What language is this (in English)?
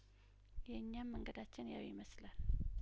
Amharic